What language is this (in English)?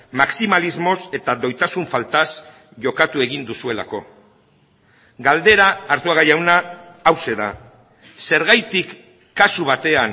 Basque